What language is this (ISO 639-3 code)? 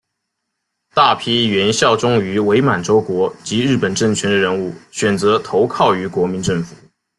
zho